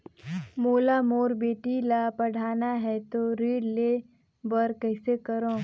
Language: Chhattisgarhi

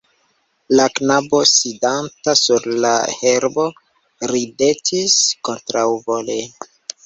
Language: Esperanto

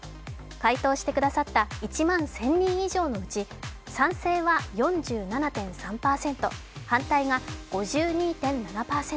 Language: Japanese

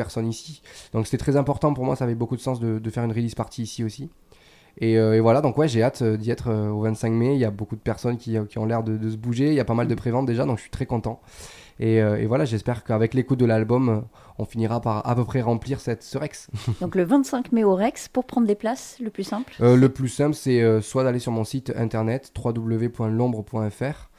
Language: French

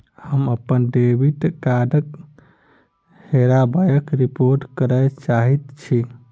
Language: Maithili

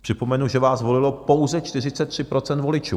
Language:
Czech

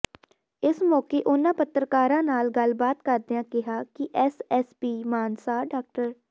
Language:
Punjabi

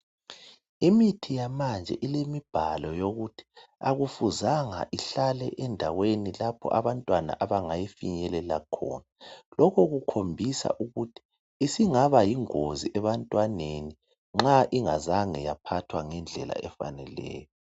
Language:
North Ndebele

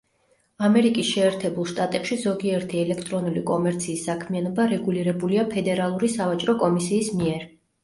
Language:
Georgian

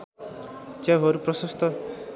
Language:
Nepali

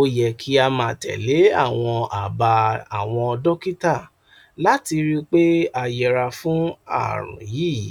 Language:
Yoruba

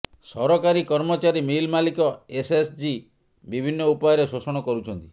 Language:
Odia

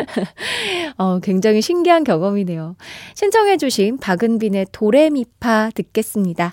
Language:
Korean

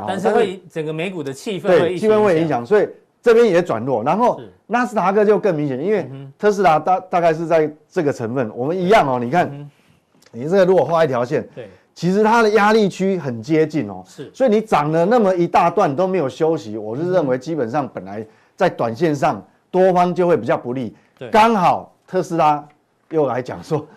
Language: Chinese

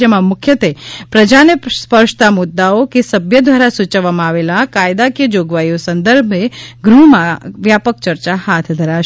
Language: Gujarati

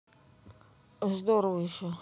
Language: Russian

